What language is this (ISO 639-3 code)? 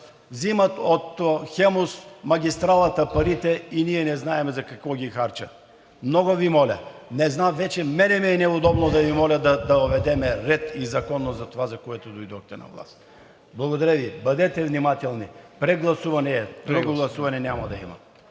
bul